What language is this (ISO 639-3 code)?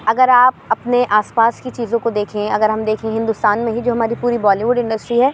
urd